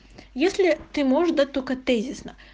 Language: Russian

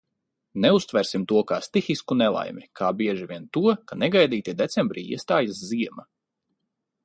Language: Latvian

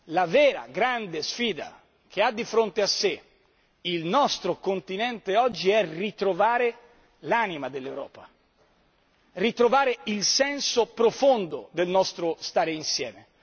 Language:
Italian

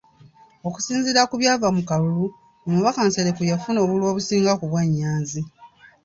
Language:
Ganda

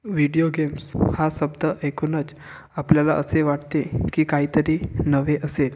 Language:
Marathi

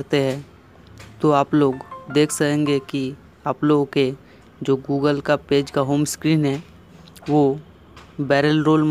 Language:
Hindi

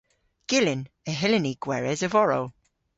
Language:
Cornish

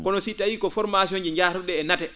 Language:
Fula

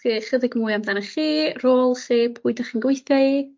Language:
Welsh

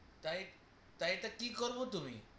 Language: Bangla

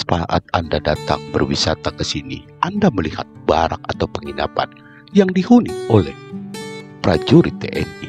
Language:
Indonesian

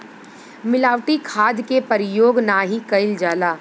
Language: Bhojpuri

